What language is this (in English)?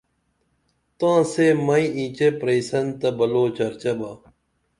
Dameli